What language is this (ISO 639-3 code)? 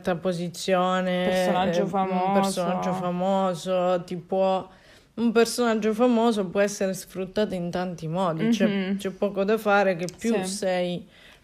ita